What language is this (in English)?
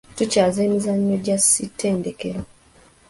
Ganda